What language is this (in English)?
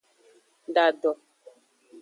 Aja (Benin)